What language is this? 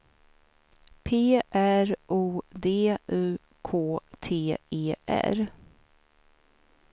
Swedish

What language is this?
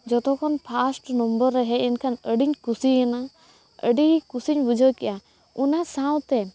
Santali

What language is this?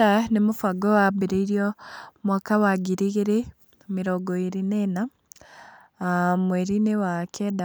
Kikuyu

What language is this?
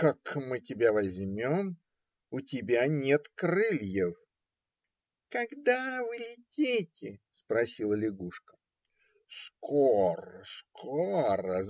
Russian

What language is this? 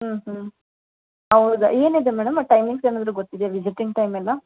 Kannada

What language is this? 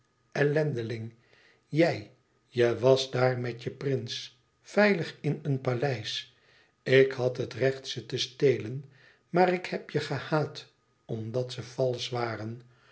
Dutch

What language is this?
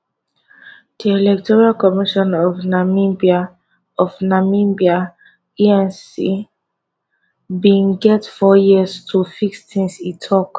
Nigerian Pidgin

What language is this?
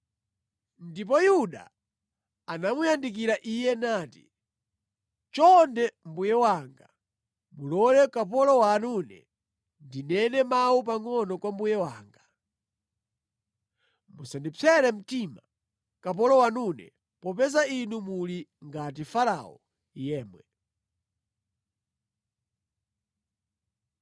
Nyanja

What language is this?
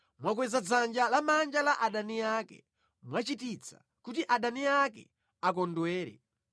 Nyanja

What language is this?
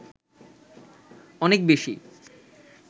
Bangla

